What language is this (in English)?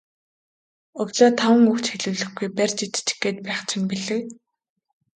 Mongolian